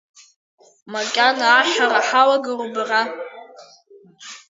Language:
Abkhazian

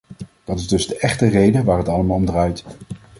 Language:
Dutch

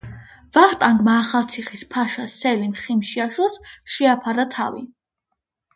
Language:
Georgian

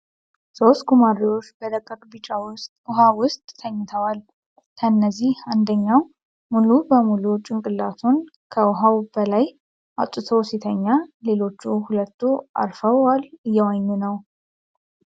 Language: Amharic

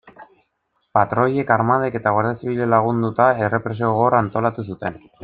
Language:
Basque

